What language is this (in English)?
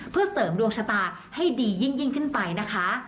Thai